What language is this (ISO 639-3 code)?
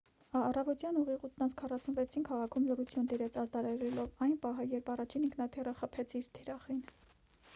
hye